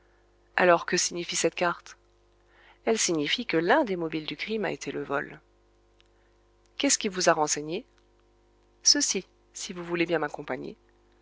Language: French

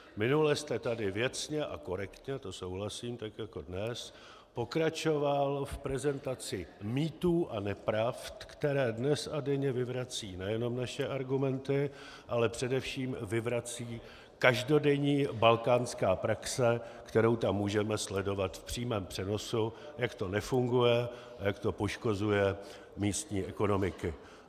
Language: Czech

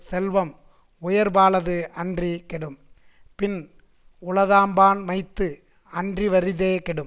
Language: Tamil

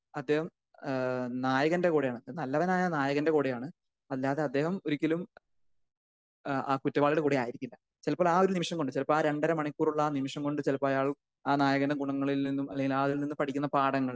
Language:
Malayalam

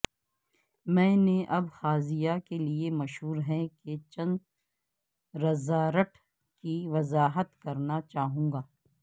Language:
Urdu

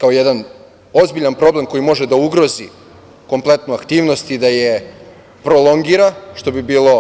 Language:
Serbian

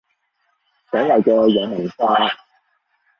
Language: Cantonese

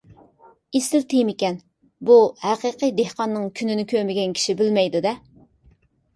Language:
Uyghur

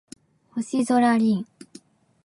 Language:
Japanese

